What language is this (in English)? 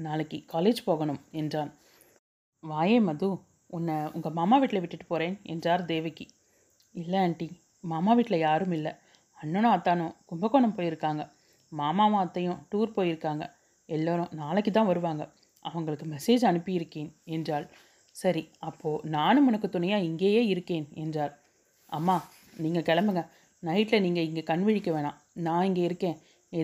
Tamil